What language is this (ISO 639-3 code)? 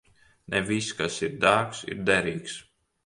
lav